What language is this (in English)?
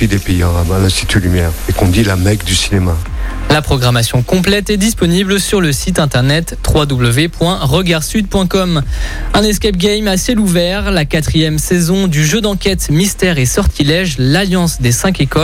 French